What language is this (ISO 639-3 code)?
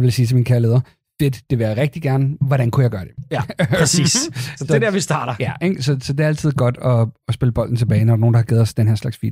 dan